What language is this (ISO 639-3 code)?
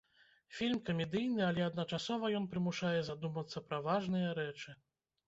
bel